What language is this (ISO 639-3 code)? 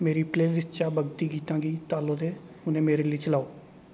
doi